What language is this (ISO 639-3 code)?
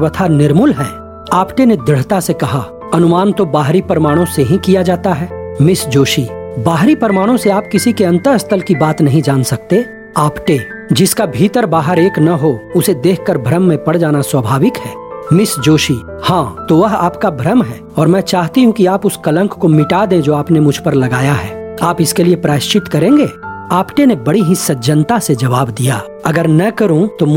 hin